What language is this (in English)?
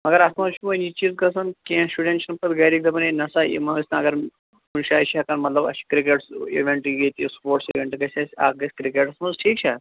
Kashmiri